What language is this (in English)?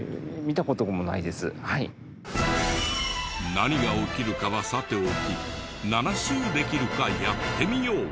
Japanese